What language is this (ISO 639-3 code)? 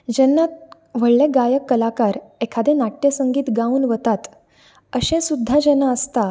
kok